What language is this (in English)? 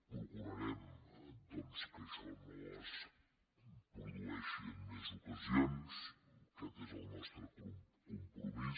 Catalan